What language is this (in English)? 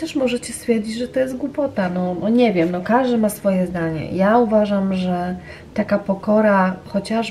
Polish